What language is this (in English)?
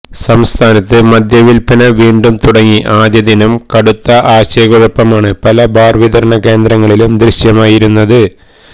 Malayalam